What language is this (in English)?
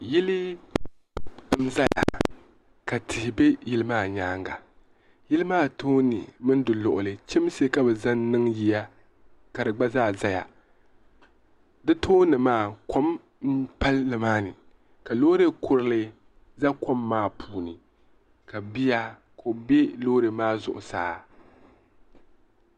Dagbani